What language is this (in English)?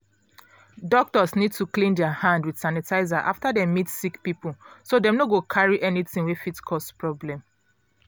Nigerian Pidgin